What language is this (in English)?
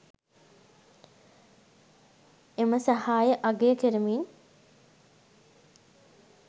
Sinhala